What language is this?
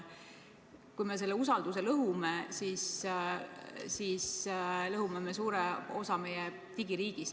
Estonian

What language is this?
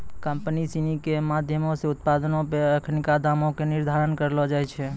Maithili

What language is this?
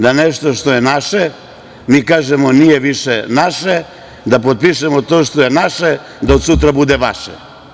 Serbian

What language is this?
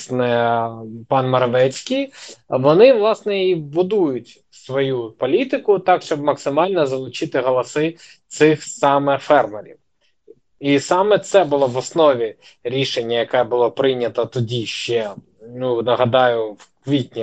Ukrainian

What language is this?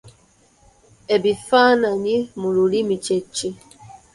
Ganda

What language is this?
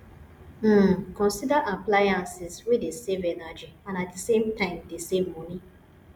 Nigerian Pidgin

